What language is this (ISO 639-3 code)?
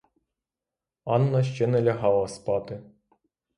ukr